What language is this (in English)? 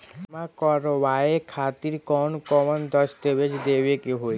Bhojpuri